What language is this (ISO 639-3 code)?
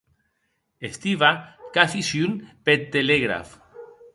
oci